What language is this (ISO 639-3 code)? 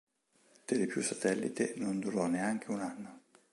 ita